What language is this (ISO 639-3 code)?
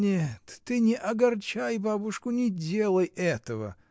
rus